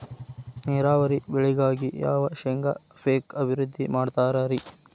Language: Kannada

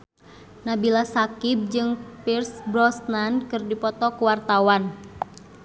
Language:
Sundanese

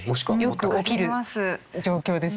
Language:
Japanese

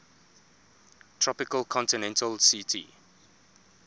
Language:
English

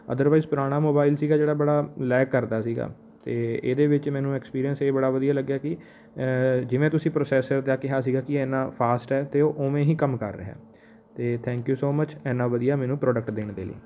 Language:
Punjabi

